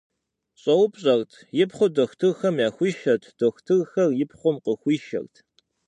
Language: Kabardian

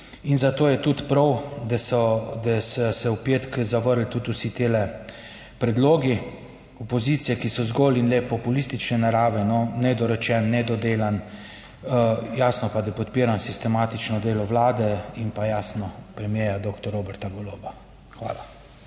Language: Slovenian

